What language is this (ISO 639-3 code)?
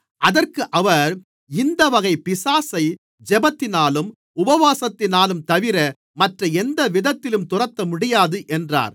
tam